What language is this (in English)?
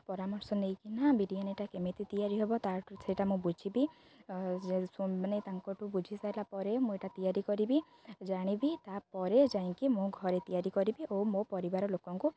Odia